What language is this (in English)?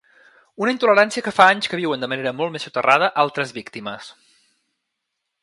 Catalan